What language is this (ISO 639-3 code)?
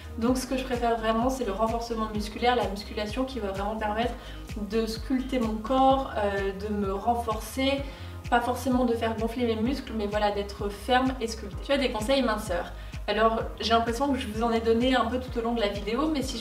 fra